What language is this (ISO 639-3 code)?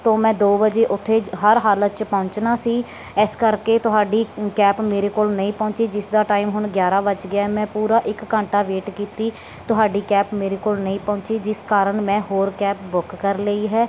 pan